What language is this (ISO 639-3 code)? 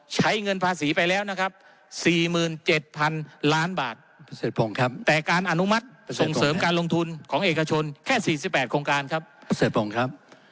tha